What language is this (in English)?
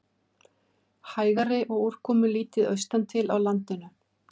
Icelandic